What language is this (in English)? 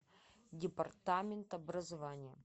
Russian